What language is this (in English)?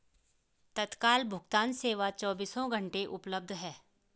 Hindi